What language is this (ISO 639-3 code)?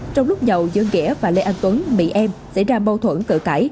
vie